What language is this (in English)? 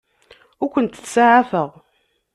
Kabyle